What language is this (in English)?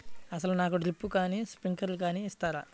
Telugu